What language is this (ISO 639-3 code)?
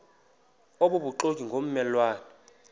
xho